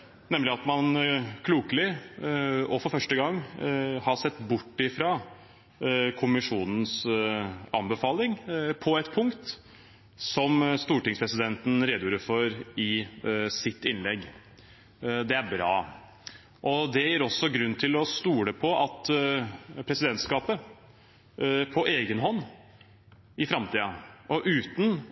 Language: Norwegian Bokmål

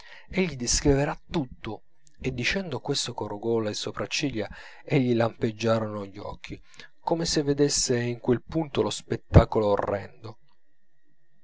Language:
Italian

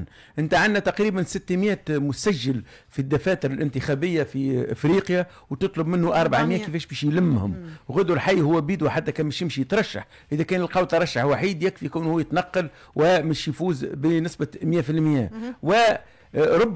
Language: Arabic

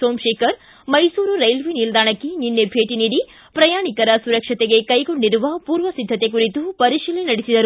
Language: Kannada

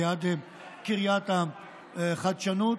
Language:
Hebrew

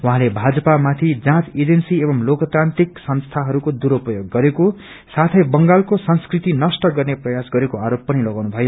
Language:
Nepali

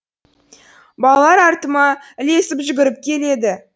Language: Kazakh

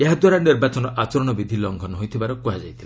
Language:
Odia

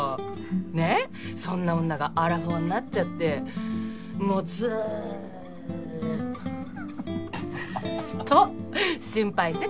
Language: Japanese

